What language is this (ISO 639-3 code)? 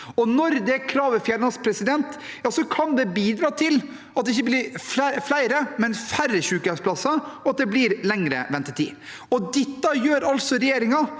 nor